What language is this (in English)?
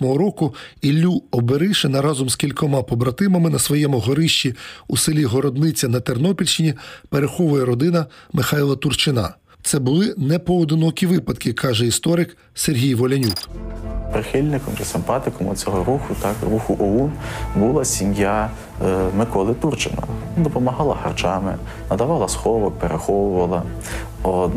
Ukrainian